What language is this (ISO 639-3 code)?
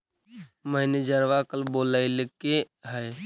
mag